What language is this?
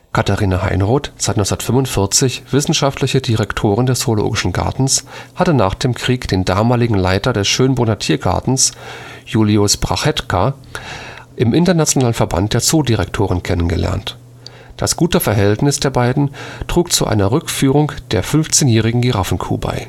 German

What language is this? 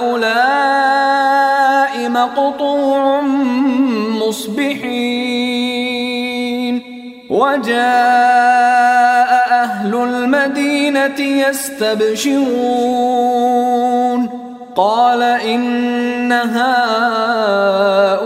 Arabic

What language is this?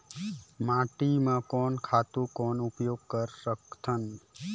Chhattisgarhi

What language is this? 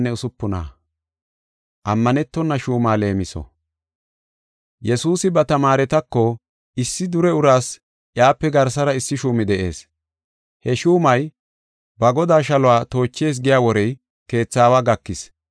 Gofa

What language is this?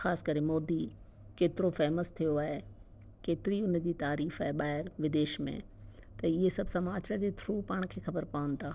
Sindhi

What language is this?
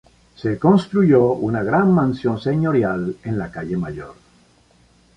Spanish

